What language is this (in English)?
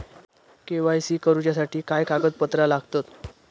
Marathi